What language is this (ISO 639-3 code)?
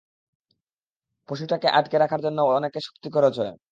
ben